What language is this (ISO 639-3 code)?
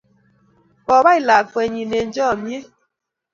kln